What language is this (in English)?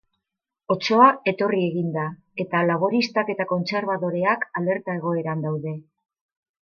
Basque